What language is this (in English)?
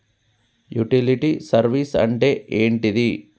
Telugu